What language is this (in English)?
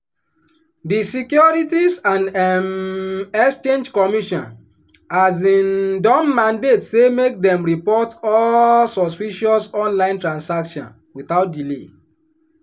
Nigerian Pidgin